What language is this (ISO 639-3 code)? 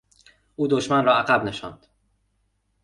fas